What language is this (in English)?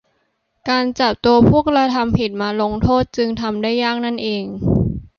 Thai